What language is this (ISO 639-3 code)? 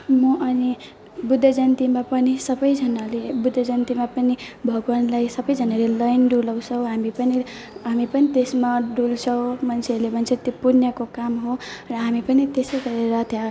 nep